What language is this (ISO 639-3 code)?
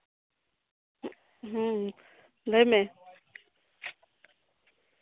sat